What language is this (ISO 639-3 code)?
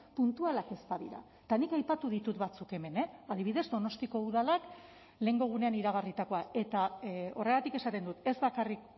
eus